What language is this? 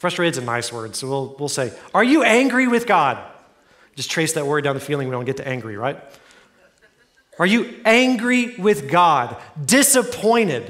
English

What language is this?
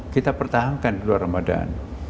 Indonesian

